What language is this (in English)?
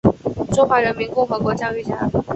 Chinese